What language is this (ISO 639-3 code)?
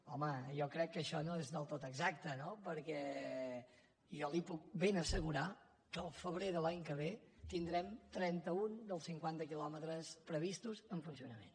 cat